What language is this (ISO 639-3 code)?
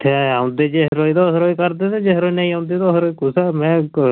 doi